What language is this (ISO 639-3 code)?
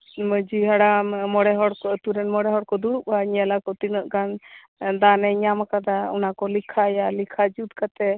sat